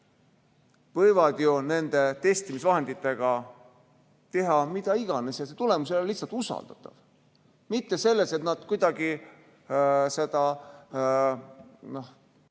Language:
Estonian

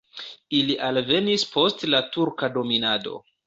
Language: Esperanto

